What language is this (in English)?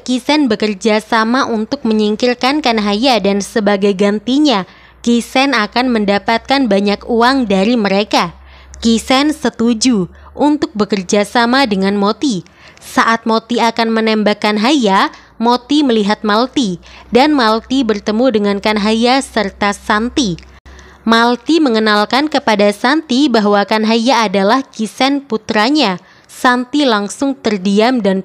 Indonesian